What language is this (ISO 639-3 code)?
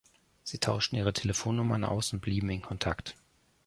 deu